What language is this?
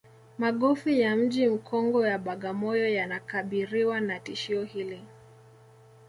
Swahili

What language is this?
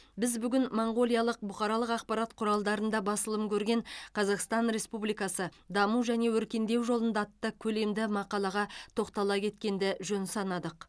Kazakh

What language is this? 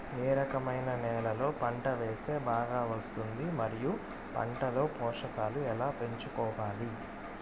Telugu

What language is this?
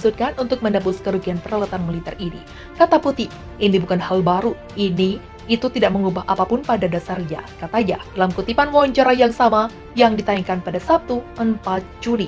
Indonesian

